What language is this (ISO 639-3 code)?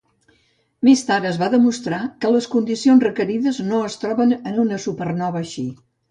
cat